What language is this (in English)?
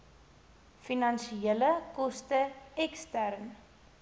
Afrikaans